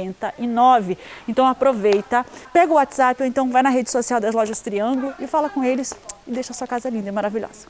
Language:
Portuguese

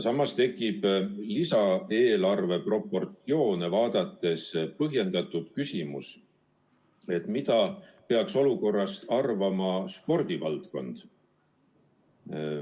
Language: Estonian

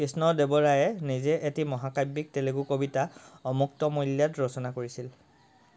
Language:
Assamese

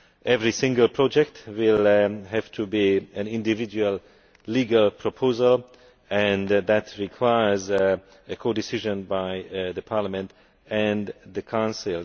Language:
English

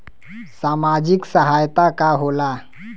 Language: Bhojpuri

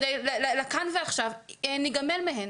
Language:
Hebrew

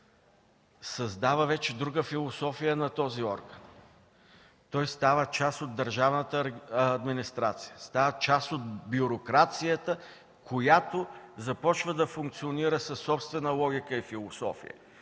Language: Bulgarian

